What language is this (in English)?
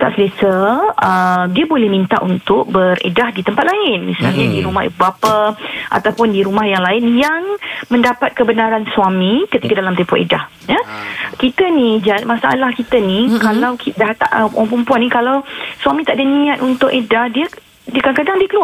Malay